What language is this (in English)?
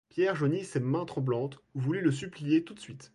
French